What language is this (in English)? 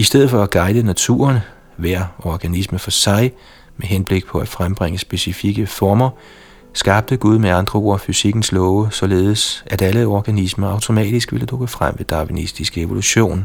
Danish